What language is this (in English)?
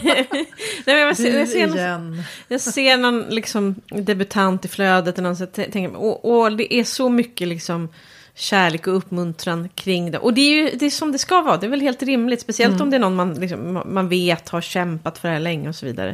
Swedish